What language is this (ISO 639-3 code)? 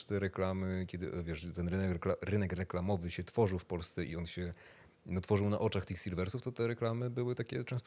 pol